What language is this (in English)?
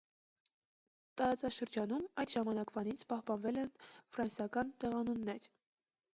Armenian